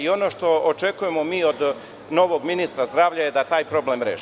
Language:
Serbian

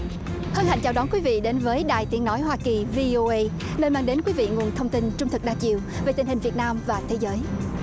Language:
Vietnamese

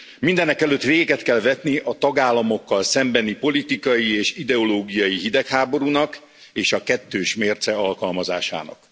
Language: Hungarian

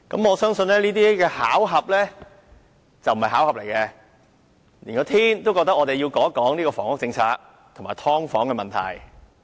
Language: Cantonese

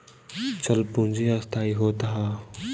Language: Bhojpuri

